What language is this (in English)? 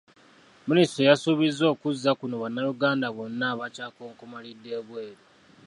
Ganda